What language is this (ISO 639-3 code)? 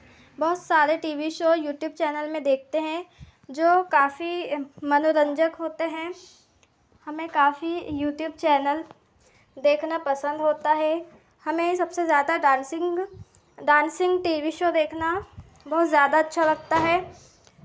hin